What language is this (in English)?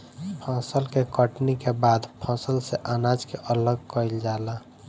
Bhojpuri